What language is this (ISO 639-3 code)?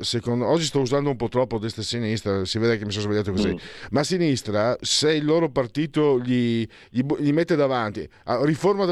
ita